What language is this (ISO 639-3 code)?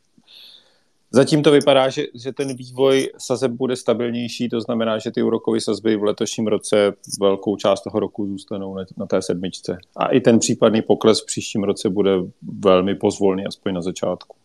ces